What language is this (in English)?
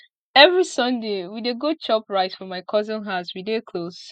Nigerian Pidgin